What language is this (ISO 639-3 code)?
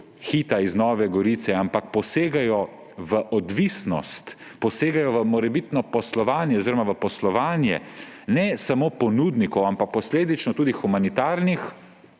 slv